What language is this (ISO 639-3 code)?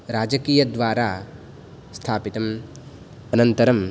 san